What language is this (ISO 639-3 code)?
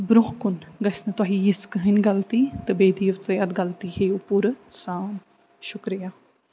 kas